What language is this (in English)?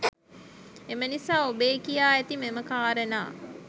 Sinhala